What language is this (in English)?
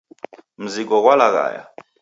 Taita